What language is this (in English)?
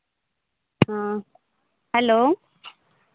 Santali